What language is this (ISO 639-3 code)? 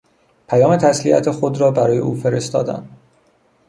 fas